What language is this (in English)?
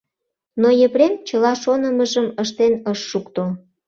Mari